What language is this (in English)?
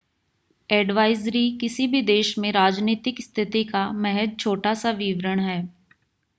Hindi